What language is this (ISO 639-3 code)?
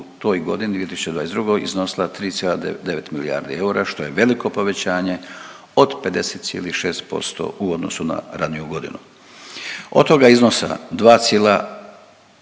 hrv